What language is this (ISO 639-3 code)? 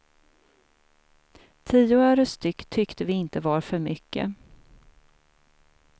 swe